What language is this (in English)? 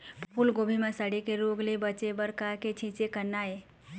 Chhattisgarhi